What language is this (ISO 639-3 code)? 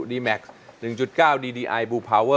tha